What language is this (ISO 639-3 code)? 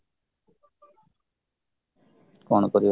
ori